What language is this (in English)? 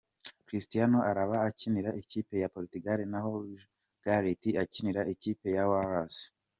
Kinyarwanda